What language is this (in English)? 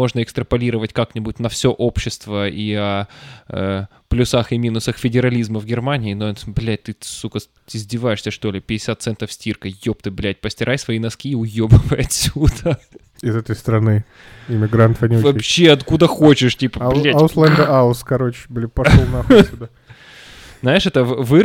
Russian